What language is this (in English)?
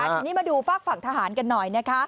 Thai